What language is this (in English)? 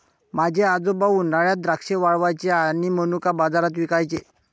Marathi